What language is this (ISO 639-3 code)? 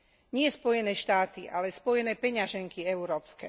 slk